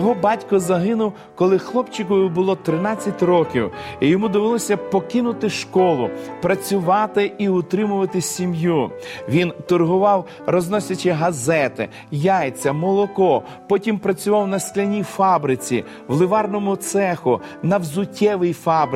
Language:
Ukrainian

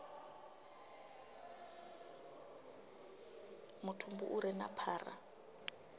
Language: Venda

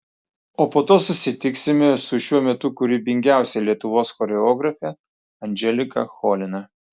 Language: Lithuanian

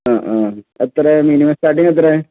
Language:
Malayalam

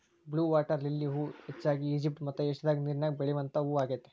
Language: Kannada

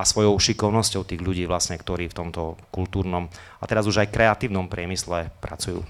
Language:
Slovak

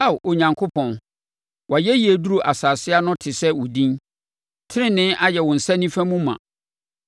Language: Akan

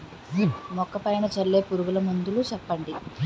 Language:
Telugu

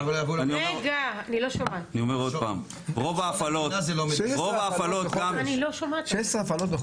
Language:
Hebrew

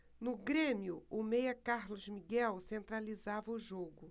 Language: Portuguese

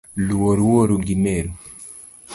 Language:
Luo (Kenya and Tanzania)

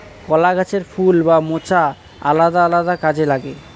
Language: Bangla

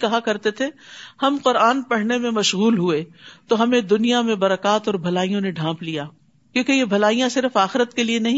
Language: Urdu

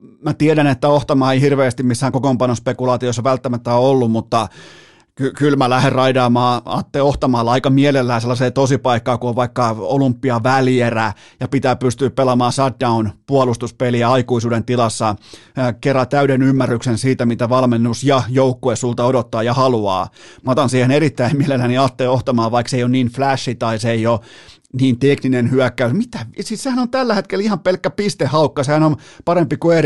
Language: Finnish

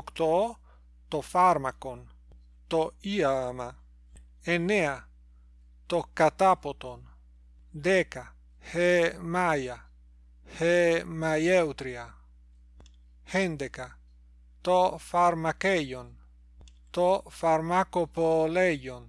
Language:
Greek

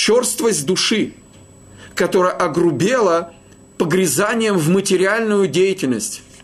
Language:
Russian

